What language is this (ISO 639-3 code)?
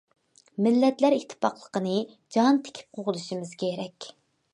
uig